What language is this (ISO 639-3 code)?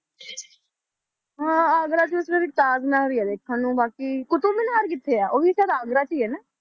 pan